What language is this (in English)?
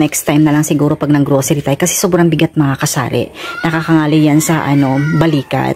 Filipino